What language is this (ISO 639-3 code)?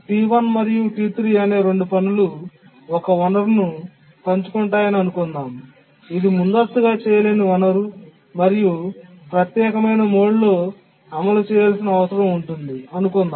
tel